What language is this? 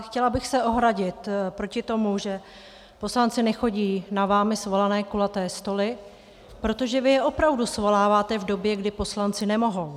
Czech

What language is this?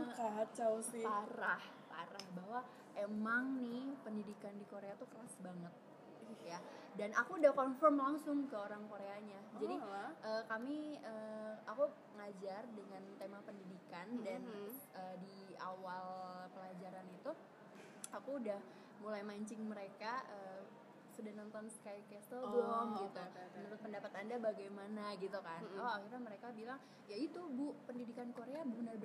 Indonesian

